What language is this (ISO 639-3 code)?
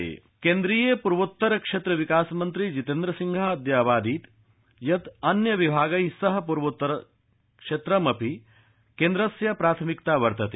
san